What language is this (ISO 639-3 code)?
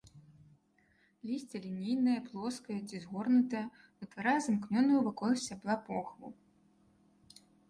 bel